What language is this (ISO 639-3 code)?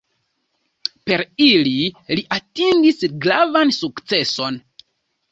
epo